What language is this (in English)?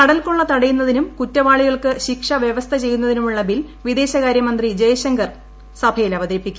Malayalam